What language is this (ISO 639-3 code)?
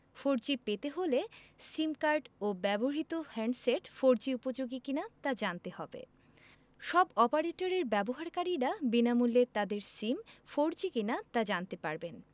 ben